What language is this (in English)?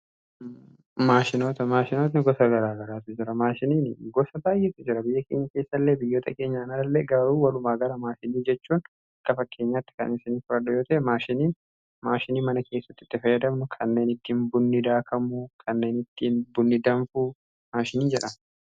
Oromo